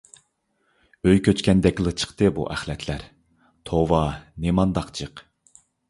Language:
Uyghur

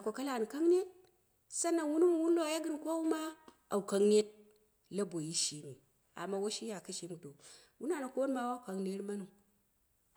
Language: Dera (Nigeria)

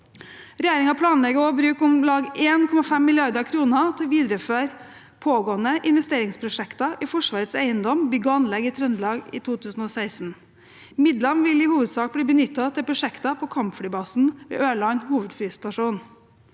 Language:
Norwegian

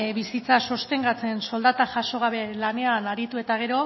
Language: Basque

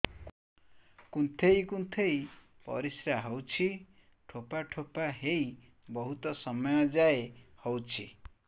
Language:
Odia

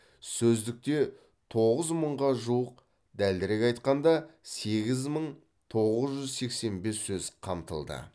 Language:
Kazakh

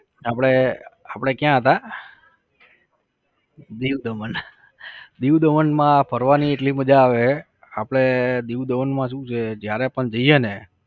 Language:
Gujarati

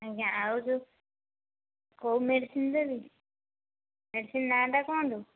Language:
Odia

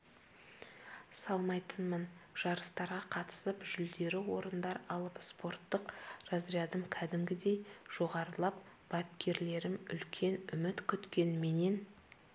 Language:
Kazakh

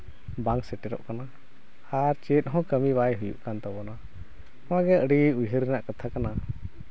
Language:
Santali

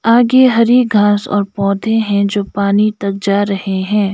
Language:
Hindi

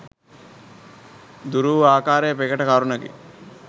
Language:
Sinhala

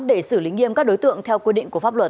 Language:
Vietnamese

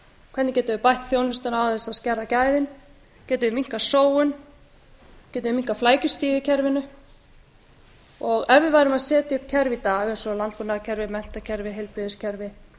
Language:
Icelandic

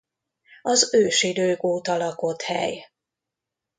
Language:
Hungarian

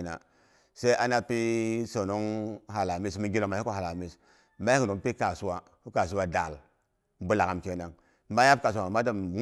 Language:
Boghom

